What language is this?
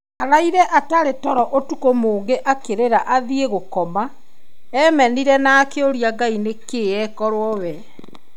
Kikuyu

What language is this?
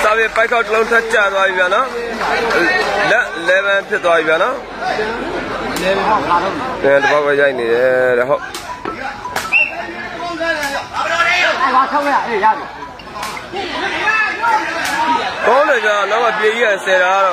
Arabic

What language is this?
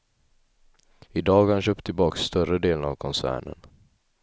Swedish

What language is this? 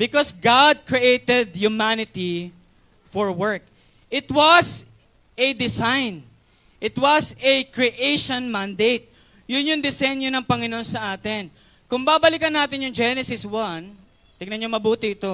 Filipino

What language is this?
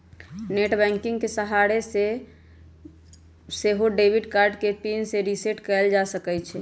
Magahi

